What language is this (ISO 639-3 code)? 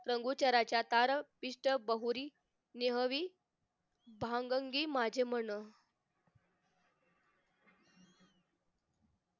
mar